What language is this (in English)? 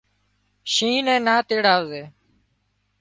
Wadiyara Koli